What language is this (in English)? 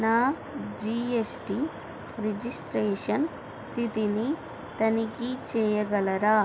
Telugu